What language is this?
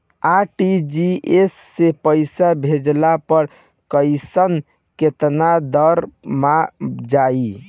Bhojpuri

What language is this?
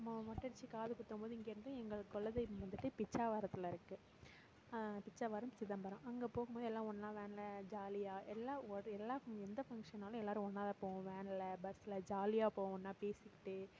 Tamil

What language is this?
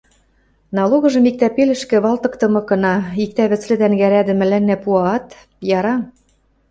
Western Mari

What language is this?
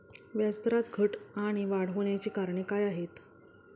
Marathi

